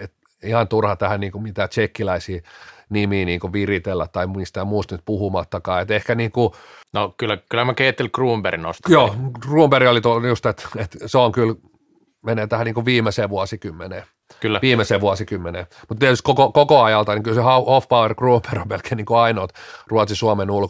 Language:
Finnish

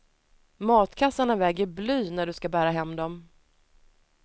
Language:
Swedish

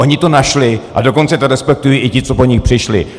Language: Czech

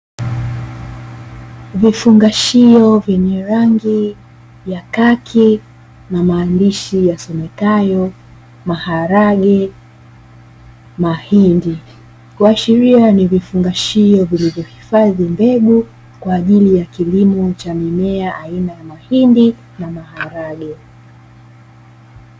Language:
Swahili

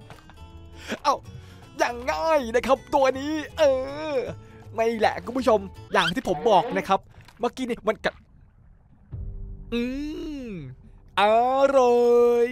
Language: Thai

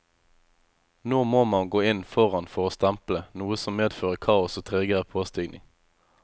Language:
Norwegian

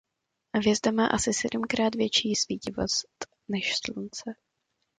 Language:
Czech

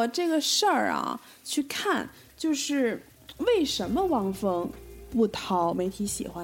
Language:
Chinese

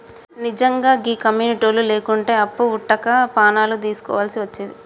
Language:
Telugu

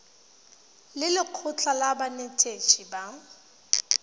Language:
Tswana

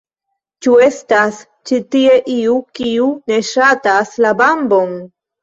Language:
Esperanto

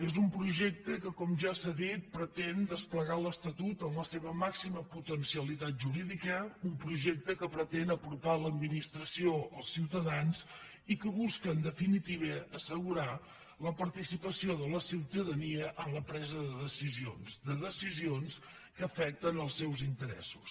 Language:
Catalan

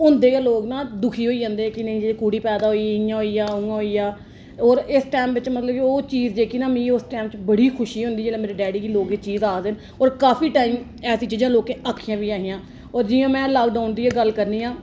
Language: Dogri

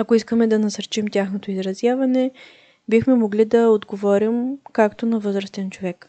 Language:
Bulgarian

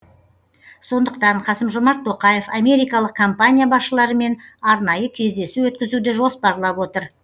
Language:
Kazakh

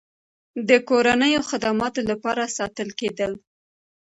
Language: Pashto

